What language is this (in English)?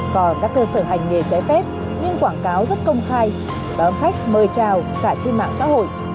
Vietnamese